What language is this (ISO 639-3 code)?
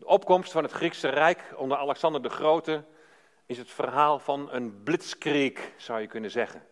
nld